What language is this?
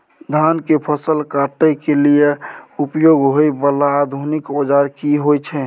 Maithili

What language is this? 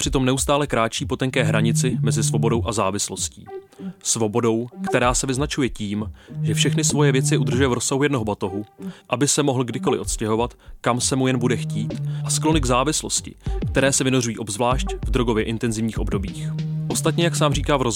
Czech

